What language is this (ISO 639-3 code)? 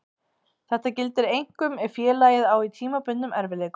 isl